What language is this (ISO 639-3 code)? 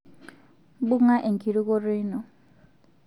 mas